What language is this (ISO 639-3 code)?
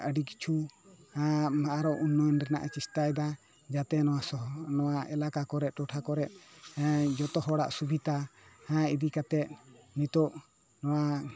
sat